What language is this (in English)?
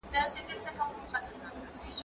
Pashto